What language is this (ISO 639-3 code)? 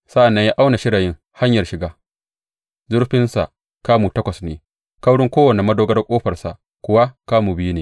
hau